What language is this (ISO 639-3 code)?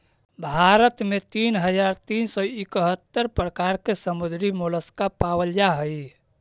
mag